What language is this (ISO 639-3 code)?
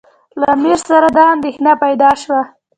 pus